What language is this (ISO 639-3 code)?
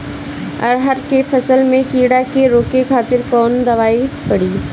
bho